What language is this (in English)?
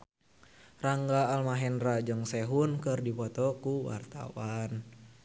Sundanese